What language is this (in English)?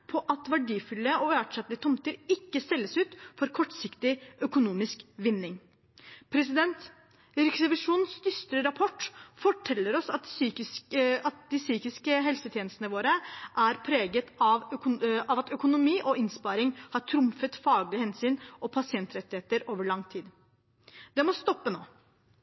Norwegian Bokmål